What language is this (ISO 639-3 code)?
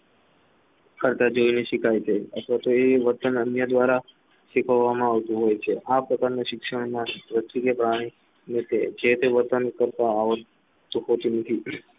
guj